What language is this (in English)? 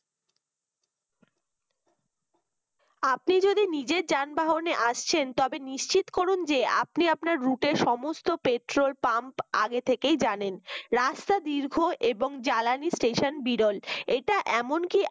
Bangla